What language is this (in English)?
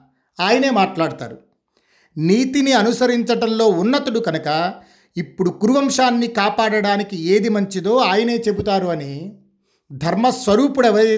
Telugu